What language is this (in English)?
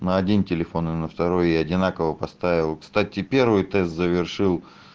Russian